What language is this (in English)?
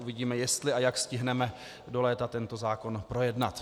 Czech